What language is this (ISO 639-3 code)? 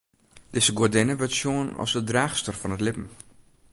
fry